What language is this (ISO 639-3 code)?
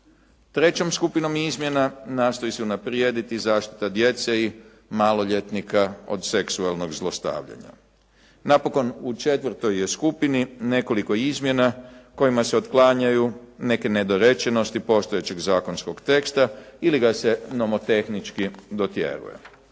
hrv